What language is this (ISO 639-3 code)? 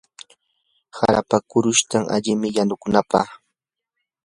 qur